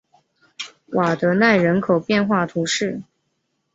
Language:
Chinese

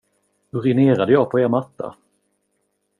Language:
Swedish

